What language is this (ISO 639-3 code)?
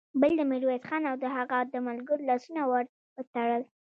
pus